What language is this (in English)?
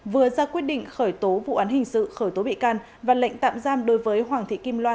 Vietnamese